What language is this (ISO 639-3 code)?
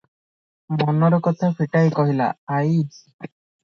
ori